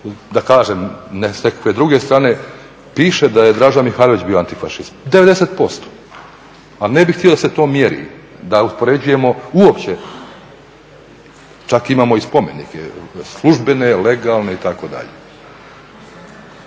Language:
Croatian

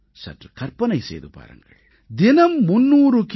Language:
Tamil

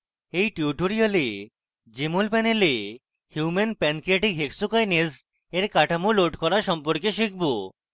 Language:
Bangla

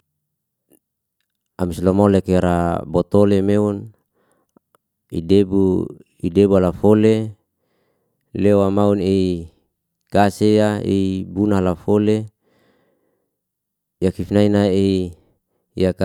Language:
Liana-Seti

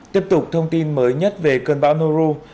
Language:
Vietnamese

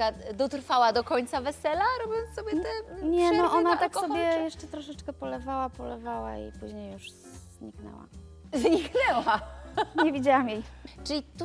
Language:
Polish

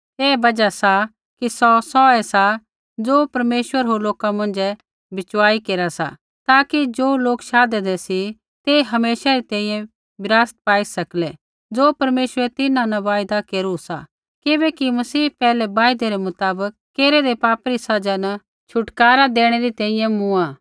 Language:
Kullu Pahari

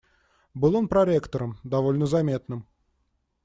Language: Russian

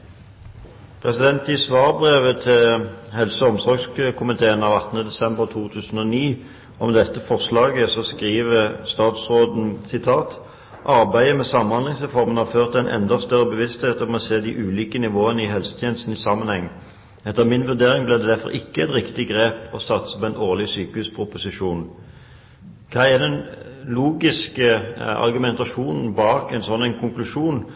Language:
Norwegian Bokmål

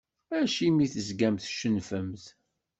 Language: Kabyle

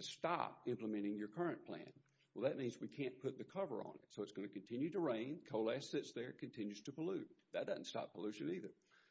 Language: English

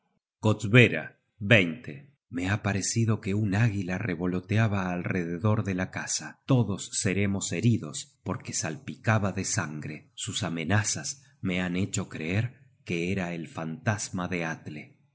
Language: Spanish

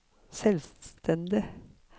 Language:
Norwegian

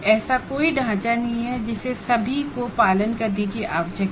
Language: Hindi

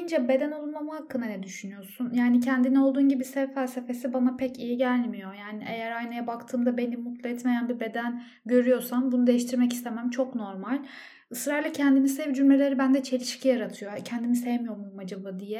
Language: Turkish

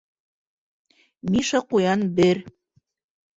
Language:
Bashkir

